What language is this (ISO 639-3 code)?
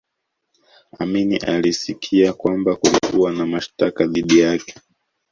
swa